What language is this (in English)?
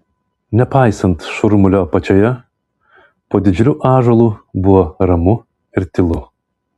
Lithuanian